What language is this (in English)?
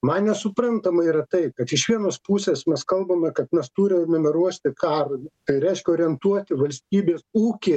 Lithuanian